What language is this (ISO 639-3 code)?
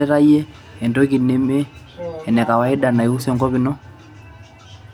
mas